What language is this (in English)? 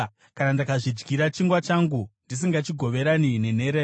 Shona